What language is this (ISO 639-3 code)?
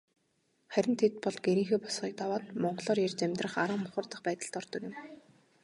mon